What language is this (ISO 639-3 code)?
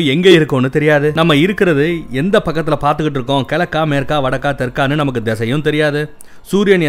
tam